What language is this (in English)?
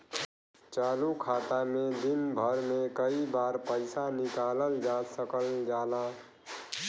Bhojpuri